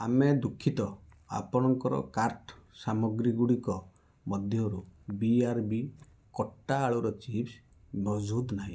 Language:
Odia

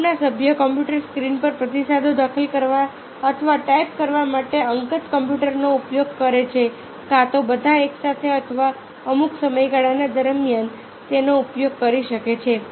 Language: Gujarati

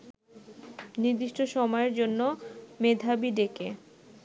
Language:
Bangla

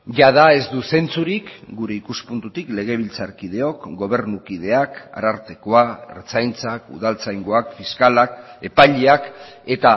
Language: Basque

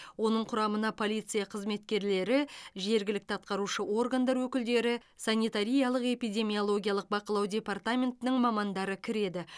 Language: Kazakh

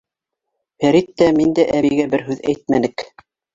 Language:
Bashkir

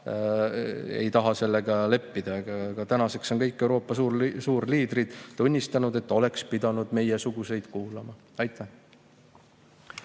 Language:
Estonian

